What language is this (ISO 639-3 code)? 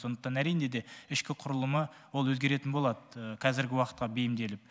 kaz